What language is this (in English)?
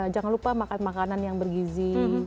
Indonesian